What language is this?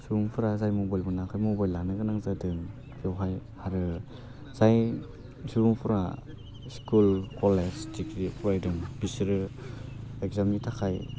Bodo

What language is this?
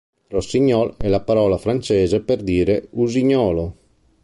Italian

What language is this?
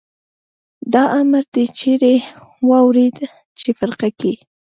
Pashto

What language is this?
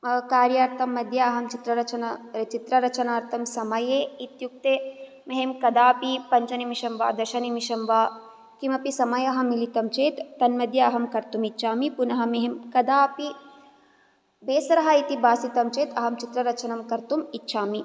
Sanskrit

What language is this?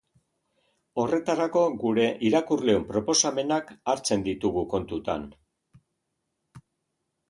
Basque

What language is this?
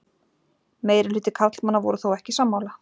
Icelandic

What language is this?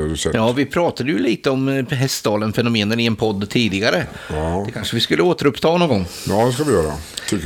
Swedish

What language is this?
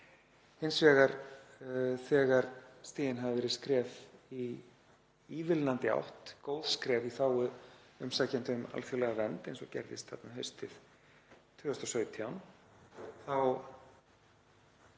Icelandic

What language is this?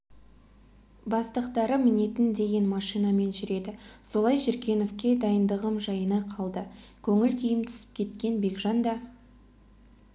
Kazakh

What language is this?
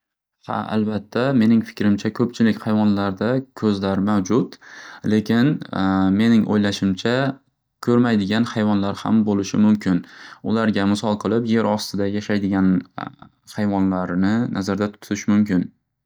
Uzbek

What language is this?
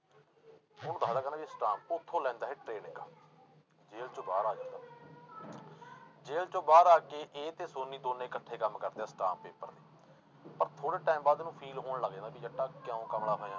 Punjabi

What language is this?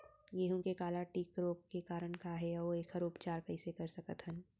Chhattisgarhi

